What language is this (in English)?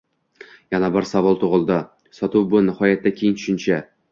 Uzbek